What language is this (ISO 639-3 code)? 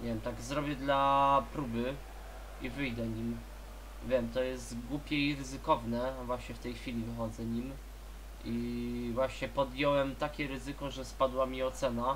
pol